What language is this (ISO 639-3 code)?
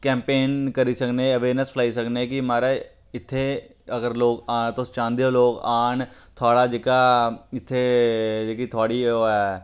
doi